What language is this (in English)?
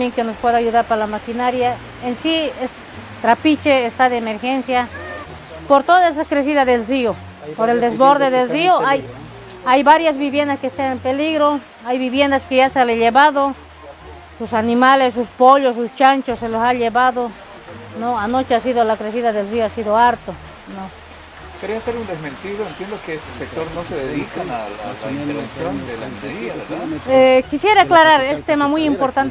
Spanish